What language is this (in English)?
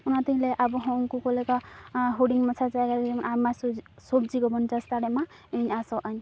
Santali